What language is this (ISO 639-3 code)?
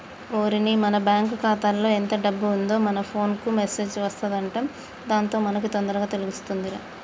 tel